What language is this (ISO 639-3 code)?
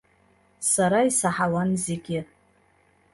abk